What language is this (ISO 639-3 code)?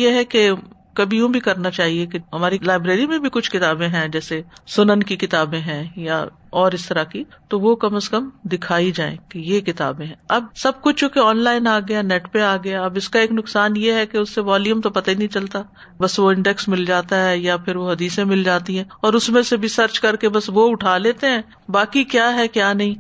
urd